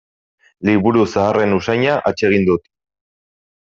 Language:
Basque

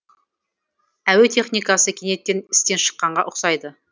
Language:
Kazakh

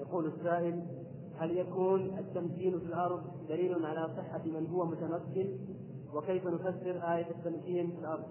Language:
Arabic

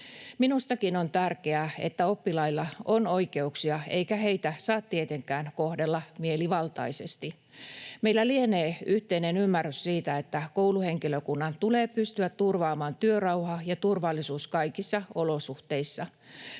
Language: Finnish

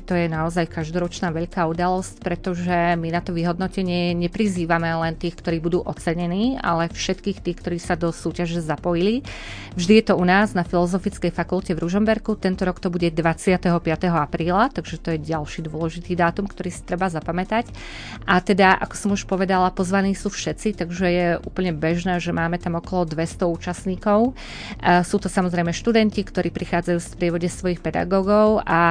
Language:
Slovak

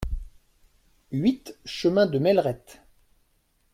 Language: French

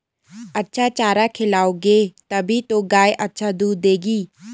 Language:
Hindi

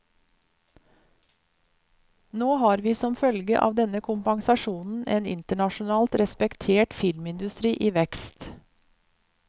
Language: Norwegian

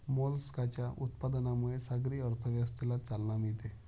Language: Marathi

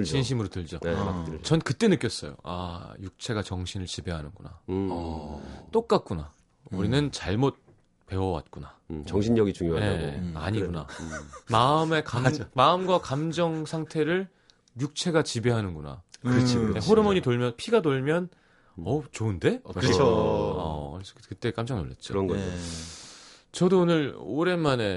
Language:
Korean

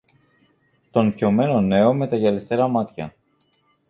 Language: Greek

